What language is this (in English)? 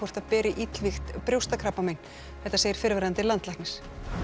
Icelandic